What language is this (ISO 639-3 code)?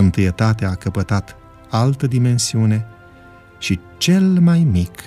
ron